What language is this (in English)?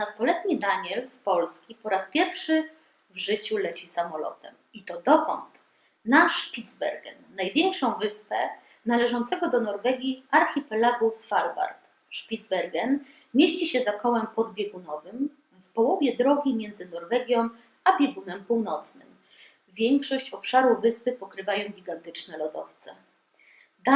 Polish